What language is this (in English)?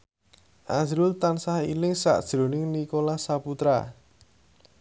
Javanese